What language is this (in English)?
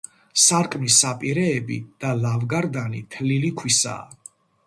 Georgian